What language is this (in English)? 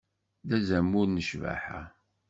Kabyle